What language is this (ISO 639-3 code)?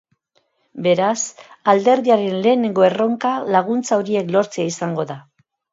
eus